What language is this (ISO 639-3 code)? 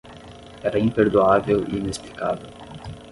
por